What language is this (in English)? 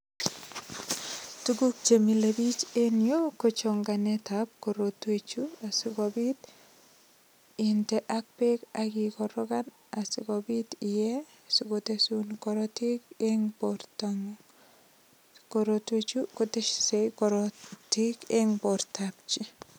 Kalenjin